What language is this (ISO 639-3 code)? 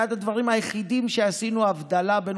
heb